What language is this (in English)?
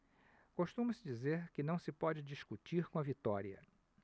Portuguese